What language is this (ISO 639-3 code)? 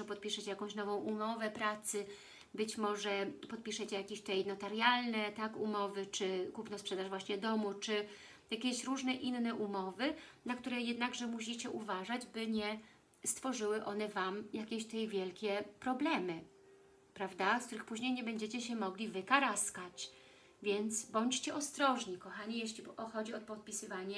pol